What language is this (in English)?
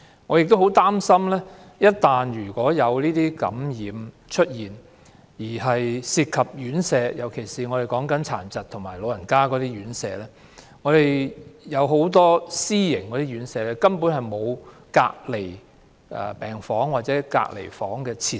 Cantonese